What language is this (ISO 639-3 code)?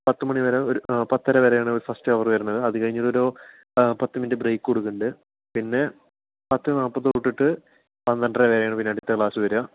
mal